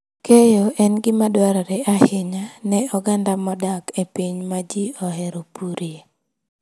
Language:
Luo (Kenya and Tanzania)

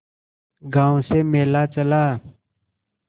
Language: Hindi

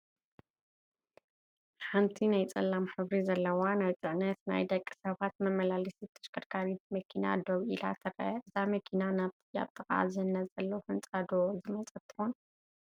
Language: Tigrinya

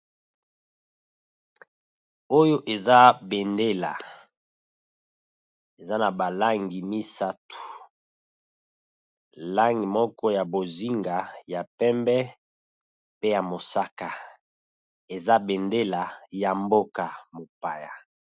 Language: Lingala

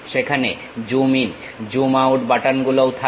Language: Bangla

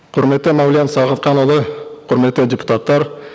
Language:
Kazakh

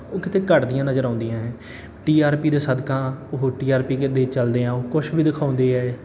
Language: Punjabi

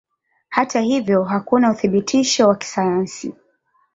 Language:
Swahili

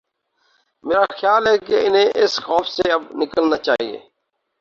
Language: Urdu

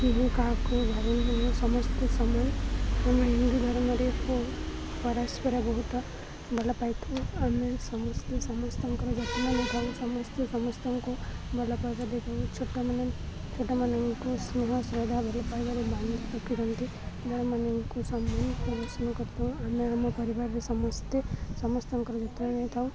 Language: Odia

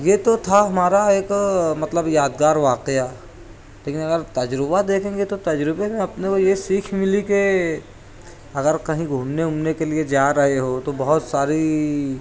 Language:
Urdu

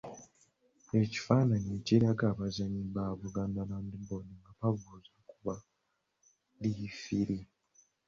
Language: Ganda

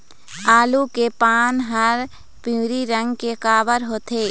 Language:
Chhattisgarhi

